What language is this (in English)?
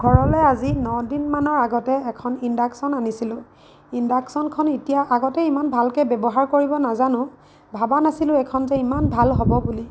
Assamese